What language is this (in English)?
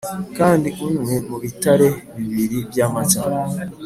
Kinyarwanda